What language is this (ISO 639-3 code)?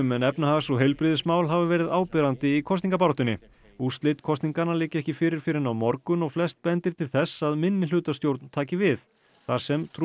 isl